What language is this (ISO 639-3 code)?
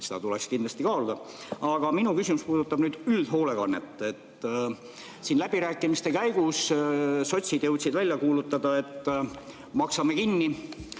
est